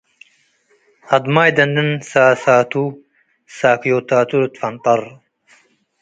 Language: Tigre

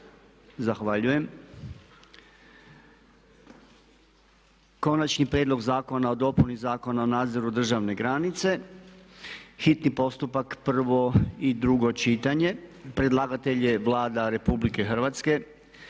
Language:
Croatian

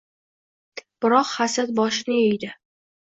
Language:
Uzbek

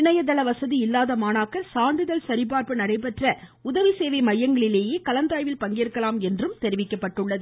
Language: Tamil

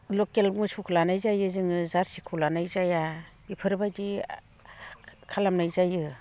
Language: Bodo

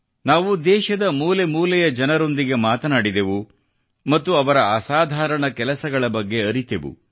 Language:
Kannada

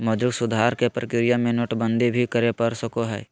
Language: Magahi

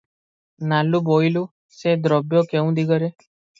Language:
Odia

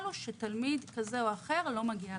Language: Hebrew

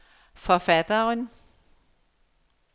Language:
Danish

